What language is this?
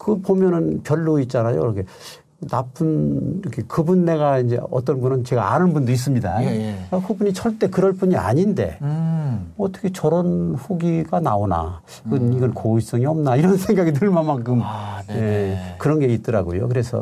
Korean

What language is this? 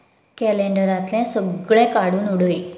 Konkani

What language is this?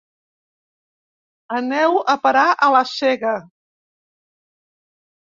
Catalan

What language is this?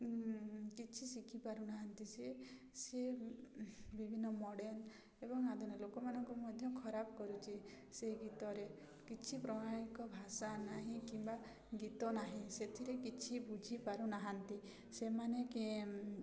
Odia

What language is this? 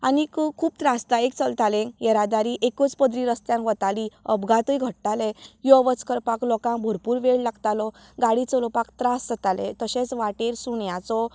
Konkani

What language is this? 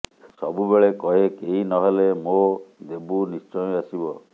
Odia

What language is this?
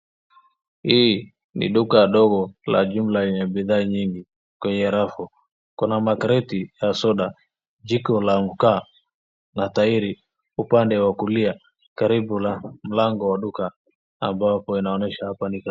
Swahili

